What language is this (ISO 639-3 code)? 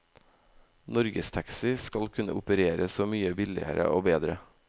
nor